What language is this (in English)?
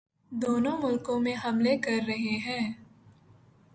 Urdu